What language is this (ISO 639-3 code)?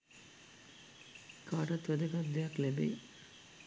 sin